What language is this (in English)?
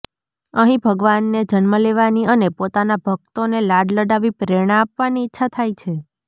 Gujarati